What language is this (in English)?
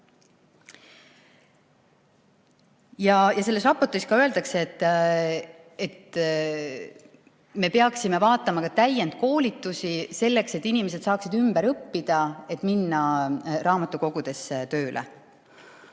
Estonian